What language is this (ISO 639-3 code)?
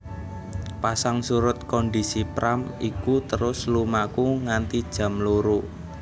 jav